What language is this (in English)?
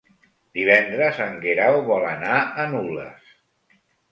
Catalan